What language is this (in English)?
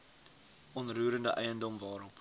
Afrikaans